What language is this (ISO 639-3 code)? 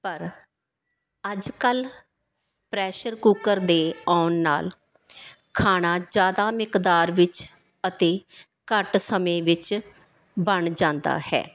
pan